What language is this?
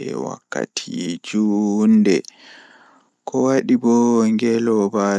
Fula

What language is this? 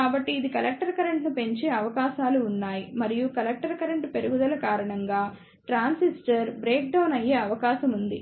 Telugu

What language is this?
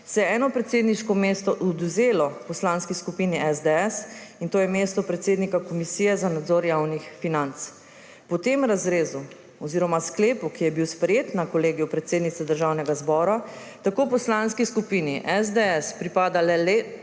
Slovenian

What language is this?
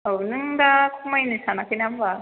Bodo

